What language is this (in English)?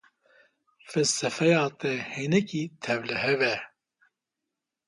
Kurdish